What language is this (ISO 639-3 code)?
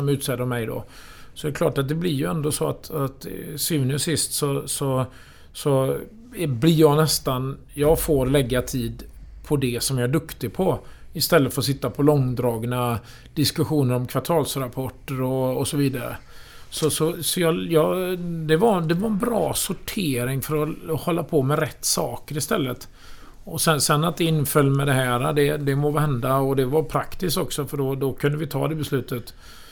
swe